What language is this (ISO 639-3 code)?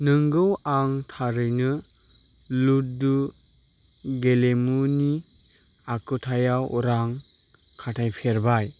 brx